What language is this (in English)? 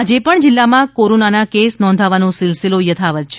Gujarati